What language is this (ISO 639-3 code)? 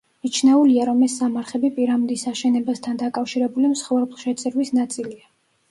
kat